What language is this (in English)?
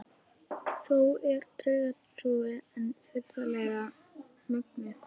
Icelandic